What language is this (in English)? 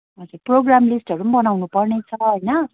Nepali